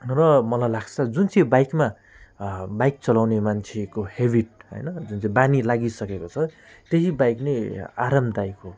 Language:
Nepali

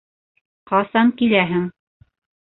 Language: Bashkir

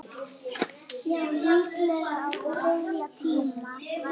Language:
Icelandic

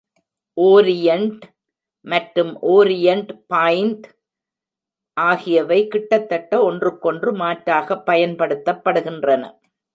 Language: Tamil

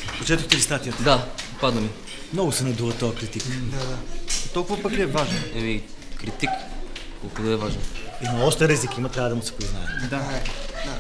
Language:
Bulgarian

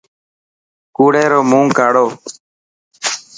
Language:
Dhatki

